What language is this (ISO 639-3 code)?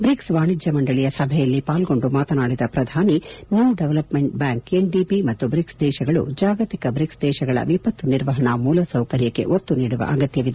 kan